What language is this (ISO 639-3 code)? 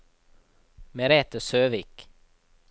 nor